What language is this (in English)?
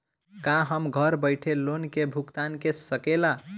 Bhojpuri